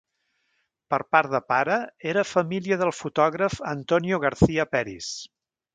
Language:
Catalan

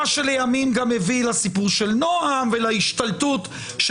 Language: Hebrew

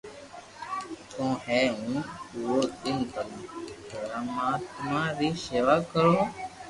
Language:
Loarki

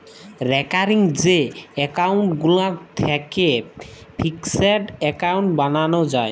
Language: Bangla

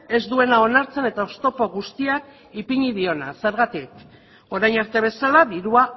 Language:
Basque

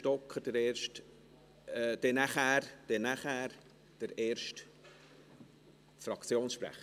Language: Swiss German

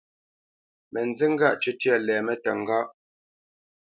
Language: Bamenyam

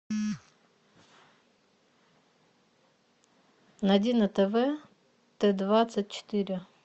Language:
Russian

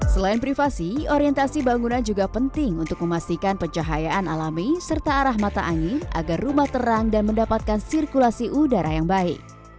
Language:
Indonesian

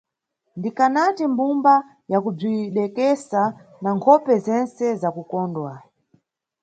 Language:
Nyungwe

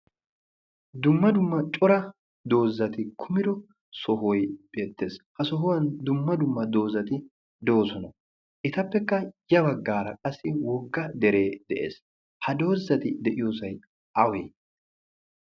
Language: Wolaytta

